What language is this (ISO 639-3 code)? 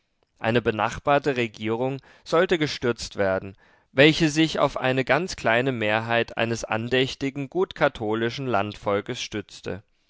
deu